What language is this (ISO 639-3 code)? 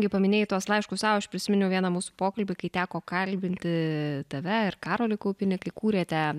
lit